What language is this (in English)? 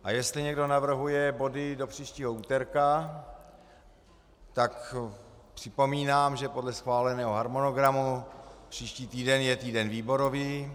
Czech